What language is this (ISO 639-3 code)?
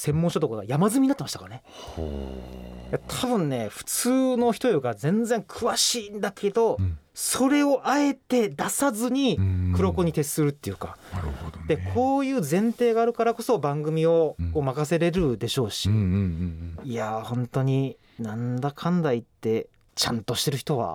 jpn